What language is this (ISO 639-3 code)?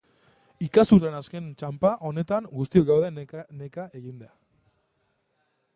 eus